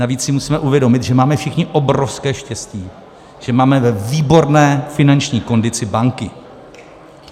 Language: Czech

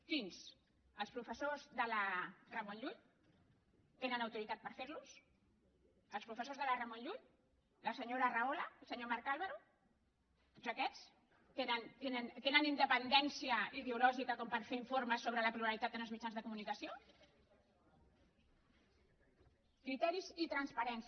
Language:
Catalan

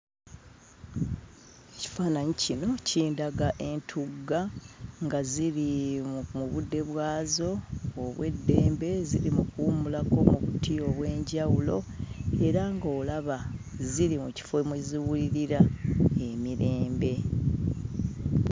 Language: Ganda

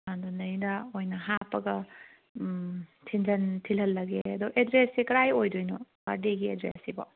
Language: Manipuri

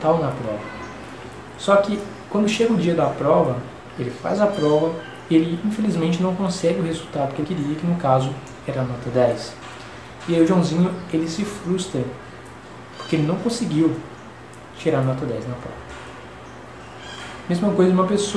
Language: Portuguese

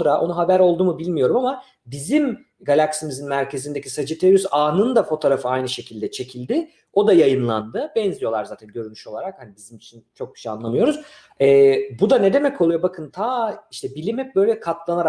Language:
Turkish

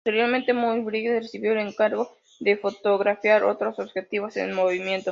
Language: Spanish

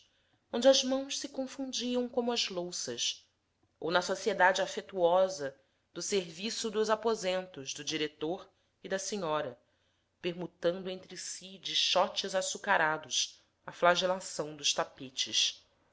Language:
Portuguese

